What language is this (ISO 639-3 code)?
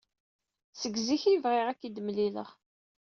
kab